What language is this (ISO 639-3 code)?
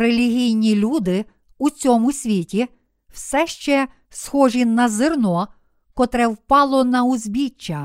ukr